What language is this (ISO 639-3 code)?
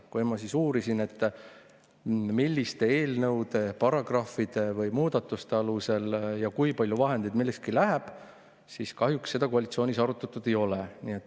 est